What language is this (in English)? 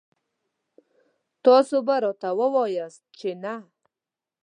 Pashto